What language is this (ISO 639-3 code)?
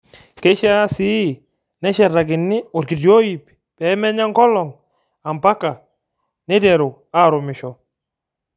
mas